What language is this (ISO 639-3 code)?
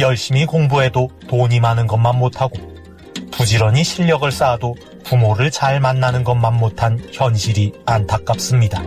kor